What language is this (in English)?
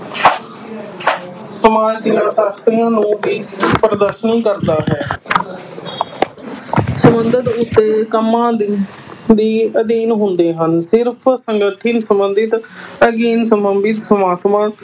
Punjabi